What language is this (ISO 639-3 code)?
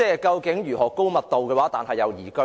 yue